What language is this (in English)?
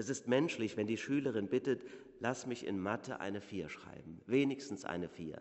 German